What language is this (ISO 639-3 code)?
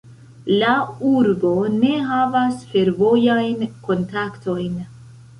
epo